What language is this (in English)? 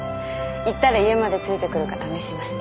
Japanese